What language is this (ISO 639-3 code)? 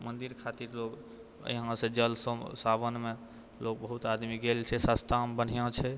mai